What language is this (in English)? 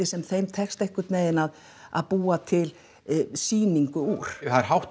Icelandic